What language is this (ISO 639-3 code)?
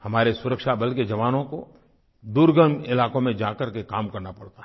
hin